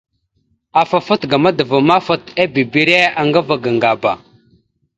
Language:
Mada (Cameroon)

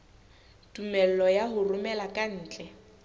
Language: Southern Sotho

